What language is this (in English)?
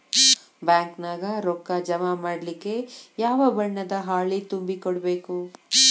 Kannada